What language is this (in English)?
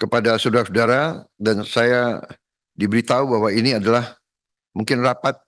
Indonesian